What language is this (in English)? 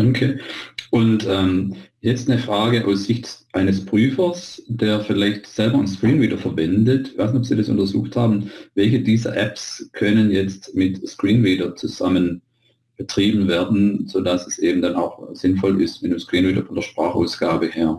German